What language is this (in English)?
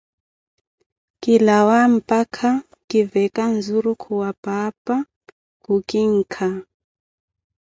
Koti